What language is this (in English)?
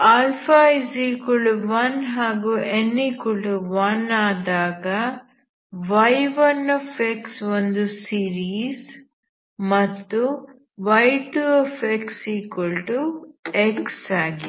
Kannada